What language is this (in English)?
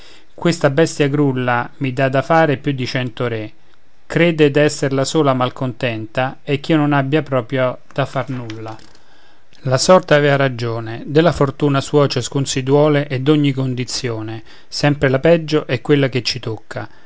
Italian